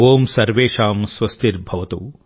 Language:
Telugu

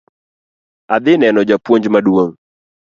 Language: Luo (Kenya and Tanzania)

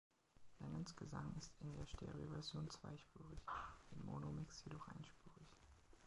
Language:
German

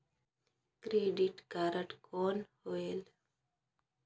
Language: Chhattisgarhi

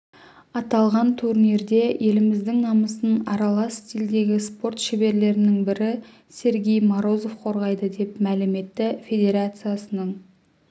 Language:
Kazakh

